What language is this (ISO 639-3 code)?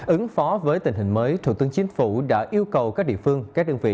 vie